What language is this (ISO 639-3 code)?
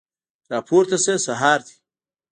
pus